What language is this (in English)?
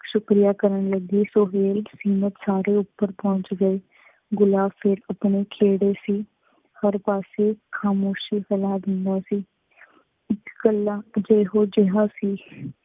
Punjabi